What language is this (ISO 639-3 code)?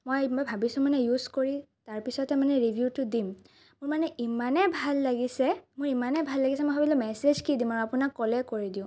asm